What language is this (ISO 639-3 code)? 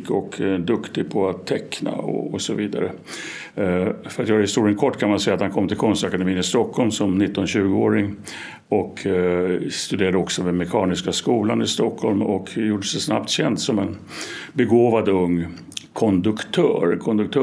swe